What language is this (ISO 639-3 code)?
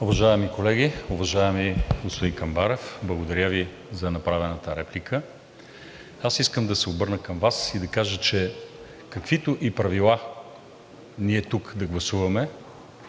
bul